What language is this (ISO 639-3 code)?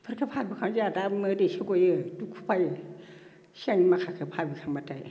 brx